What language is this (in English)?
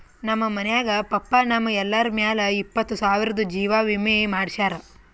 Kannada